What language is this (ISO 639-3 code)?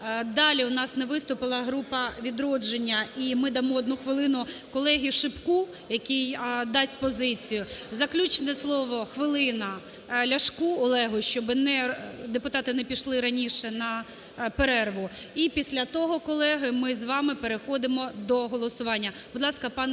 ukr